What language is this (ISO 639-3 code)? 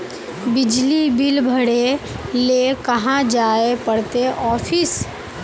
mag